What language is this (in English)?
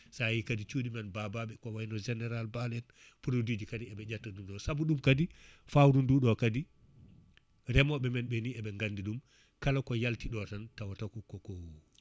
Fula